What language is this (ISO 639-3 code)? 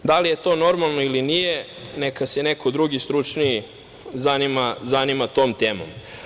srp